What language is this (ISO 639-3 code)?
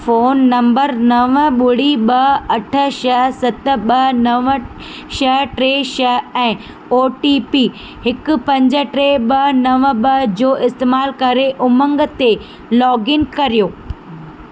snd